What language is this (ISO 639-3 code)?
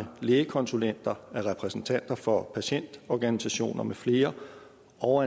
dan